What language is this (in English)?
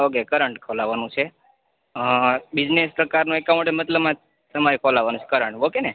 Gujarati